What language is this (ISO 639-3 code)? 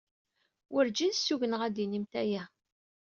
kab